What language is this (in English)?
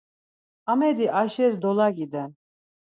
Laz